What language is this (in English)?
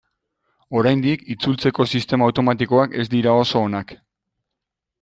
Basque